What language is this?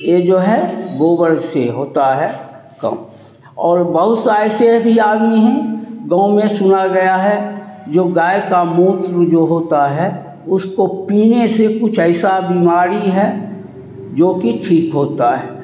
Hindi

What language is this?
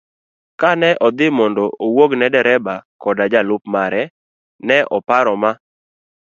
Luo (Kenya and Tanzania)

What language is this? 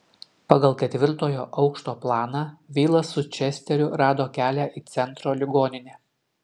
Lithuanian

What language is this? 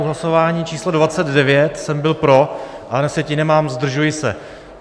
Czech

